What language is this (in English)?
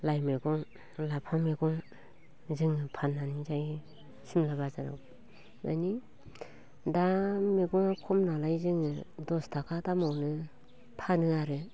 Bodo